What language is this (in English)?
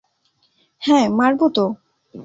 Bangla